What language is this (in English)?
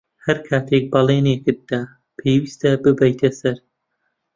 Central Kurdish